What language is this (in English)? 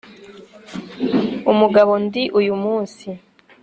Kinyarwanda